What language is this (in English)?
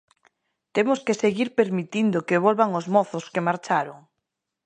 Galician